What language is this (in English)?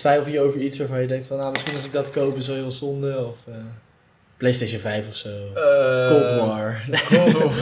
Dutch